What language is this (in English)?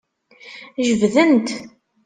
Kabyle